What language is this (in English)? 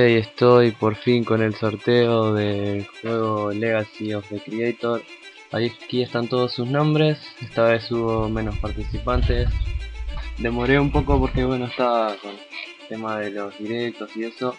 Spanish